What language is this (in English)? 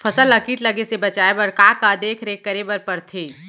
Chhattisgarhi